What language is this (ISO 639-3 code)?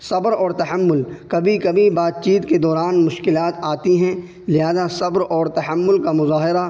urd